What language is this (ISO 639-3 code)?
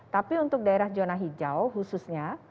ind